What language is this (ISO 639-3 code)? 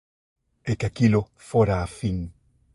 glg